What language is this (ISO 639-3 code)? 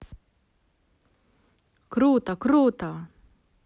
rus